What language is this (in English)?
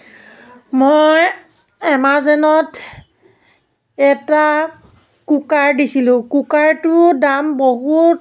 Assamese